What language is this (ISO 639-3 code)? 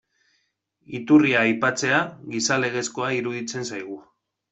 eus